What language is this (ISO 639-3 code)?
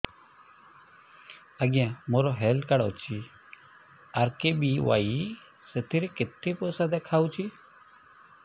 ori